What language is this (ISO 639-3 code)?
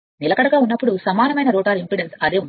tel